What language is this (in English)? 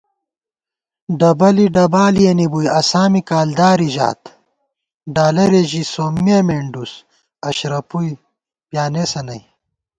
Gawar-Bati